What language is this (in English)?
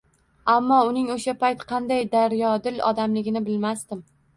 Uzbek